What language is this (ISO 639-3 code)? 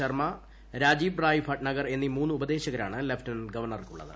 mal